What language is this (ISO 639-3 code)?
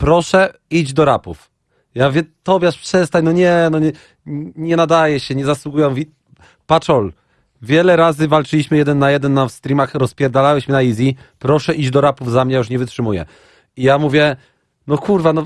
pol